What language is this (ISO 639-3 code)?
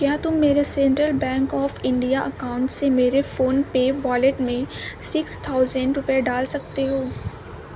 urd